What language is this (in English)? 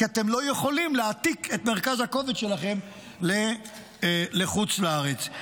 Hebrew